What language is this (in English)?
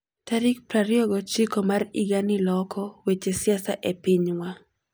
Luo (Kenya and Tanzania)